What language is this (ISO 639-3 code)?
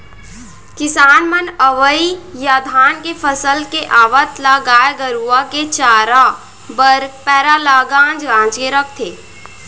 hne